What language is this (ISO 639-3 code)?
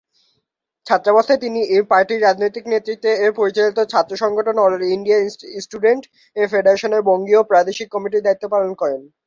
ben